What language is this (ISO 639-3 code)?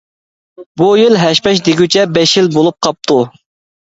uig